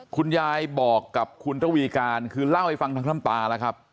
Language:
Thai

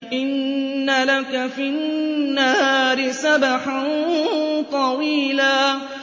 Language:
Arabic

